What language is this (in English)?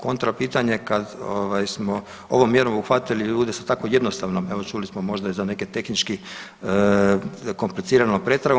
Croatian